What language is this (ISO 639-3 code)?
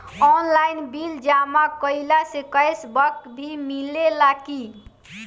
bho